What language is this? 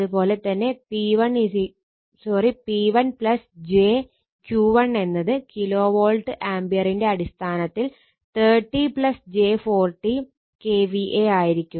Malayalam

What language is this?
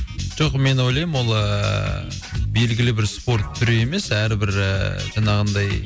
Kazakh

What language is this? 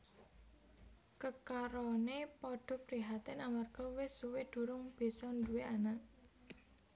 Javanese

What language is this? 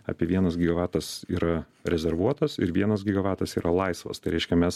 Lithuanian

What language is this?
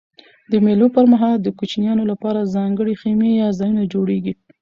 Pashto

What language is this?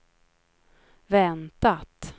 Swedish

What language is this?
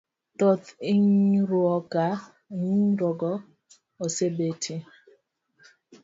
Luo (Kenya and Tanzania)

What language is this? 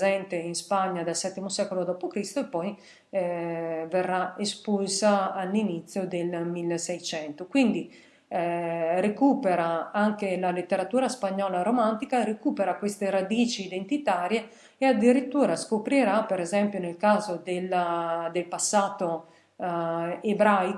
Italian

